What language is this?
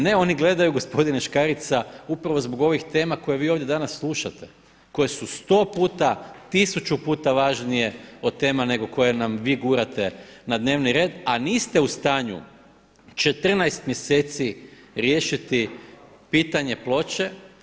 Croatian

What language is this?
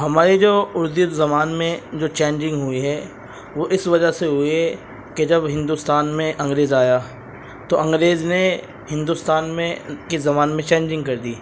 Urdu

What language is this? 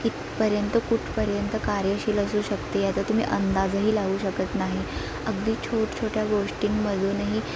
Marathi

